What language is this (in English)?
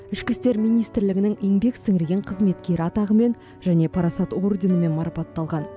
Kazakh